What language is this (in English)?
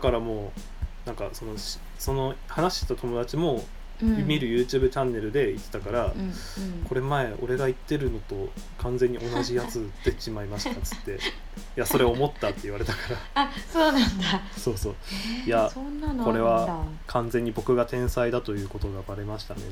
Japanese